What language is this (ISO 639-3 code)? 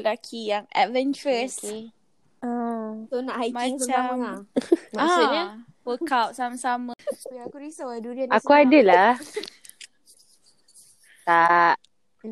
msa